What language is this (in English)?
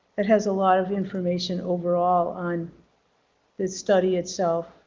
English